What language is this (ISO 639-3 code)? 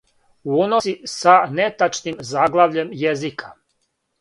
srp